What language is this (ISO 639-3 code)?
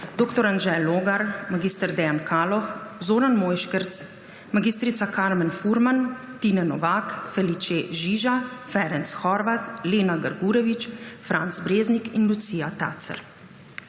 slv